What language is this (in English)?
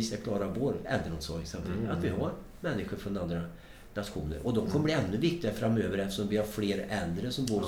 Swedish